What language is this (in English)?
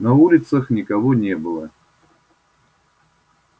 Russian